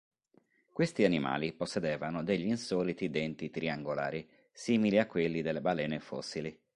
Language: Italian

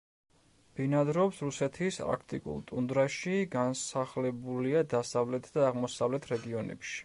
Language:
Georgian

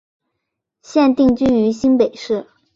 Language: Chinese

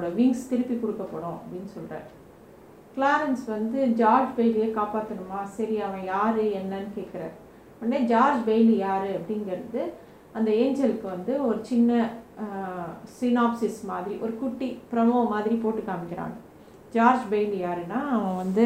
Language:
Tamil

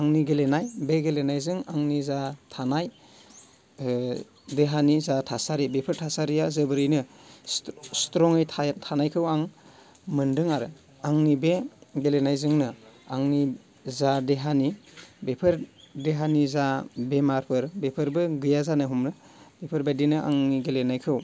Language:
Bodo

